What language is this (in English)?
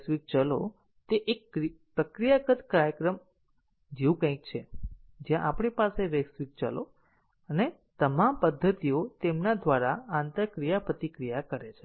Gujarati